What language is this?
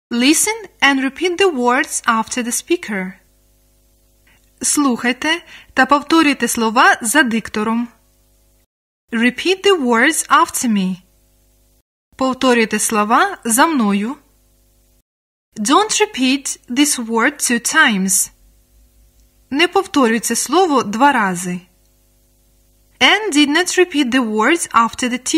Ukrainian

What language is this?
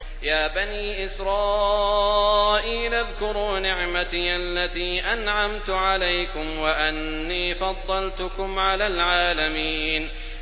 Arabic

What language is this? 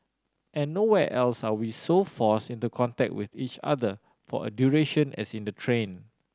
English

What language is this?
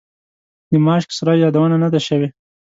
Pashto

